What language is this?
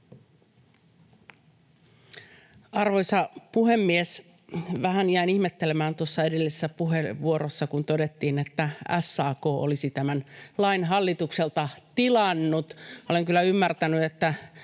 Finnish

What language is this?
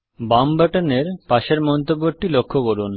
Bangla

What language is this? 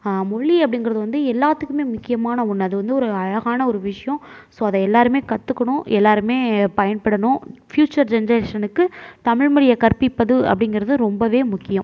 Tamil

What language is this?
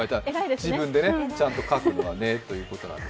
Japanese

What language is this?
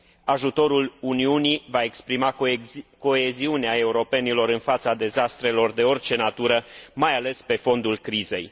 Romanian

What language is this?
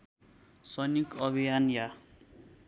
Nepali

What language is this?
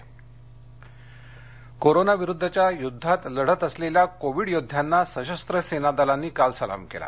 Marathi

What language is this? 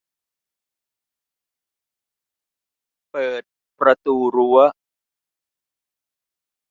Thai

